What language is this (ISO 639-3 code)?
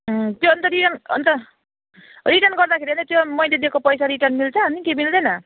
nep